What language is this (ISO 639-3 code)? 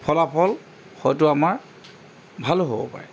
asm